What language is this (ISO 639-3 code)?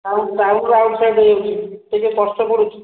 ori